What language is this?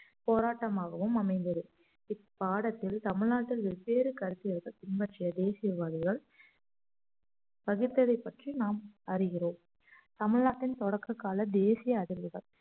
Tamil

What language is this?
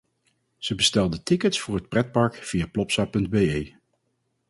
Dutch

